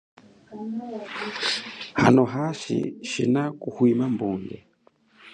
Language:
Chokwe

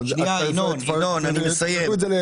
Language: Hebrew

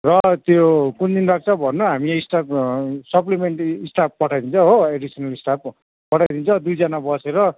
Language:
Nepali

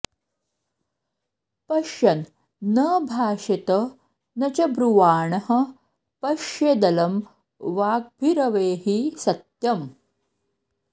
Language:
Sanskrit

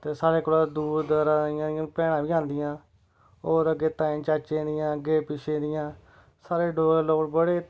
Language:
Dogri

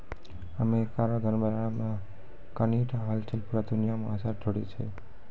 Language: Maithili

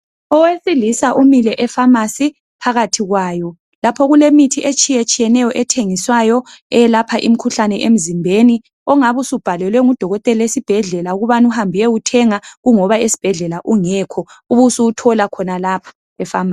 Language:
North Ndebele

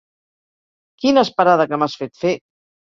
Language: Catalan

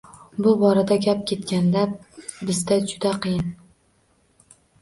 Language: Uzbek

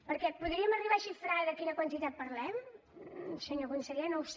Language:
Catalan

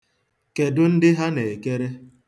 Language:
Igbo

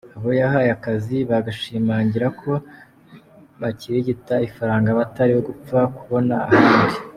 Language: Kinyarwanda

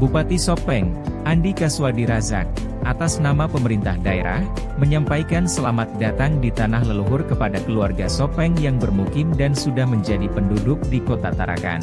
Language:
Indonesian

